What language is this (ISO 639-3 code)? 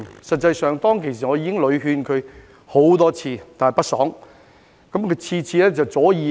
yue